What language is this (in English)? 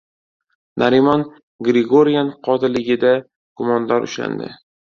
Uzbek